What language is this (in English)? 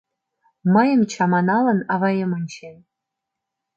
Mari